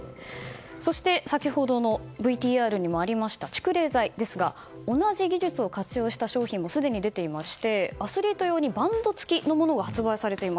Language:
Japanese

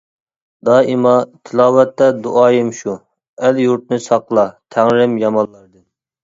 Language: Uyghur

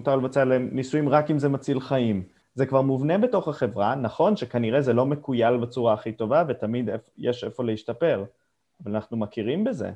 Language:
Hebrew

